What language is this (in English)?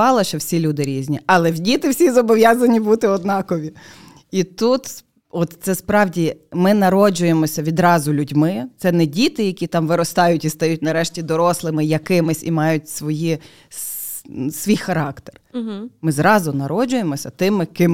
Ukrainian